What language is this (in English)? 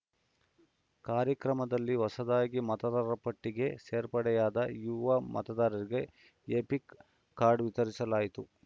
Kannada